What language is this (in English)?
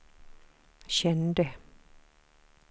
Swedish